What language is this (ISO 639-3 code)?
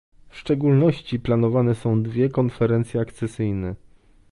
pol